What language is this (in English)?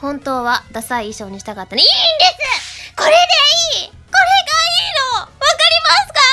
Japanese